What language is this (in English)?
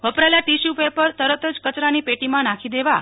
Gujarati